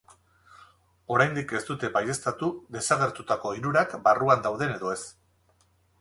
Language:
Basque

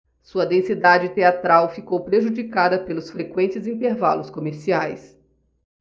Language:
Portuguese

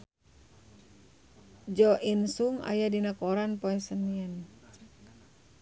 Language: Sundanese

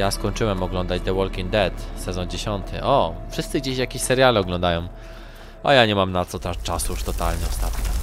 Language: Polish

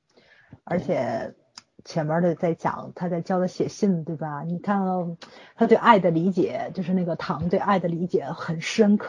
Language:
Chinese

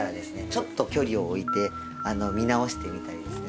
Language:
Japanese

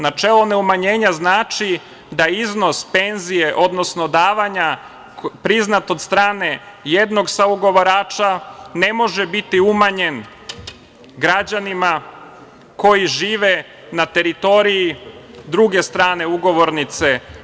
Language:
Serbian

